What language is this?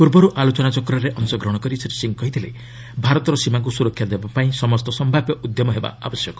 Odia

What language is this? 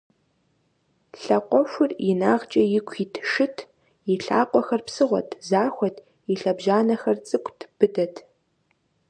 Kabardian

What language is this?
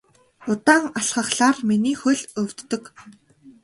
Mongolian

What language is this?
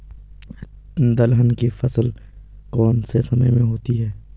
Hindi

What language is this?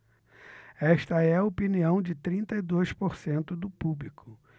Portuguese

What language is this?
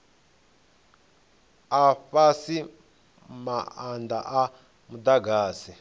Venda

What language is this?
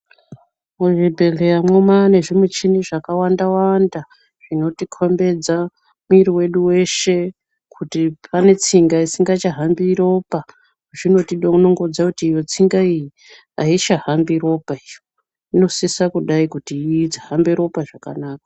Ndau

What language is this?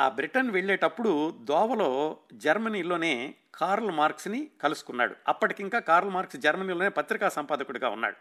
Telugu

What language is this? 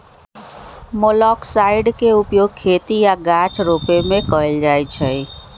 Magahi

